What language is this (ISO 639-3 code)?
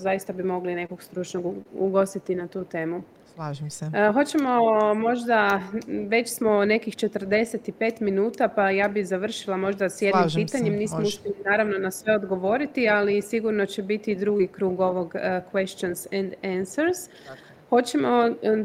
hrv